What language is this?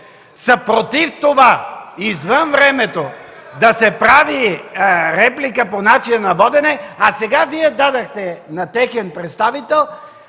Bulgarian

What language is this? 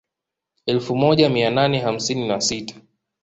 Swahili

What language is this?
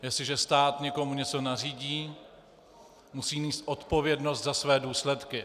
Czech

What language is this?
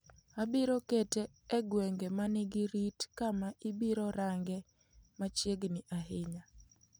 Luo (Kenya and Tanzania)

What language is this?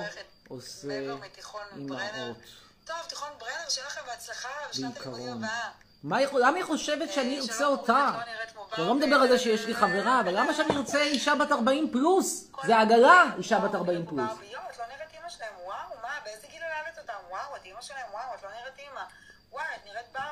Hebrew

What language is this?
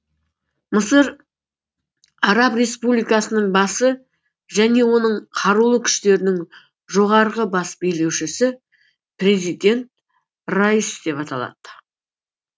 Kazakh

